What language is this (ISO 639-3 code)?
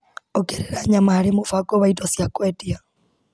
kik